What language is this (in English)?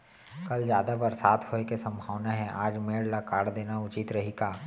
Chhattisgarhi